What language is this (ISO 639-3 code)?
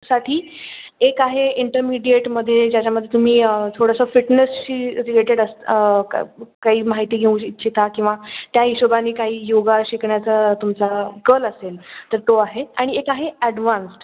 mar